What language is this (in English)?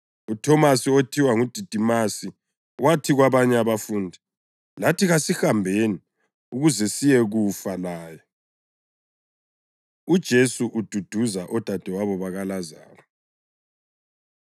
North Ndebele